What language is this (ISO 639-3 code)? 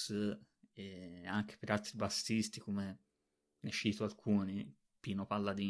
ita